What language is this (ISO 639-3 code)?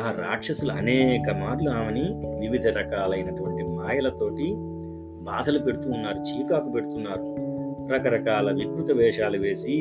tel